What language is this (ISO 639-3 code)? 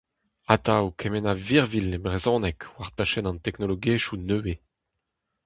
bre